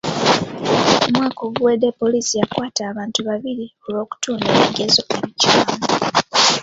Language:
Ganda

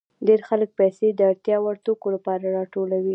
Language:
Pashto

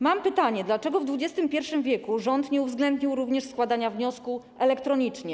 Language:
Polish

